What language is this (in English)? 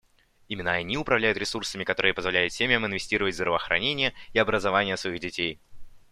Russian